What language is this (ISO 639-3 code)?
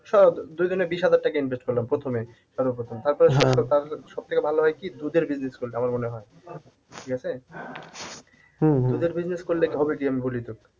ben